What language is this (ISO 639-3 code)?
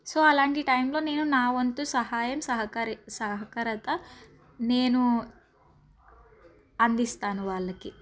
tel